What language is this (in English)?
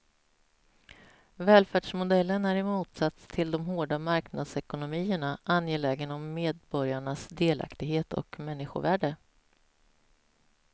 Swedish